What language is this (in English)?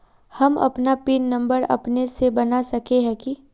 Magahi